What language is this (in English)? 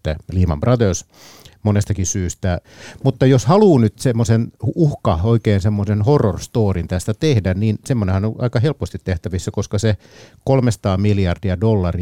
Finnish